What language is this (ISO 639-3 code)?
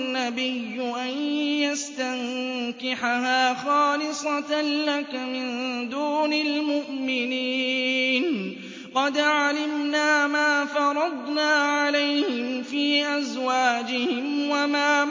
ara